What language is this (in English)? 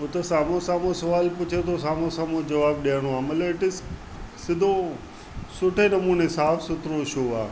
Sindhi